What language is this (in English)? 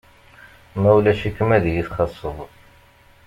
Kabyle